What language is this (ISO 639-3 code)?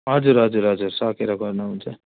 nep